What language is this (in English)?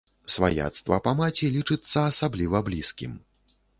Belarusian